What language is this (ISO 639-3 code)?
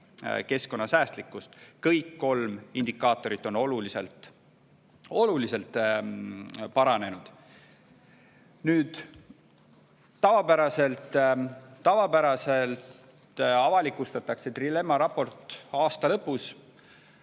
est